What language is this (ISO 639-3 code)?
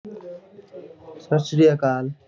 pan